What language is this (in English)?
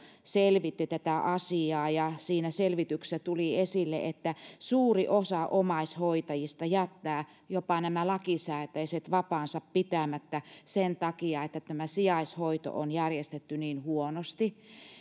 Finnish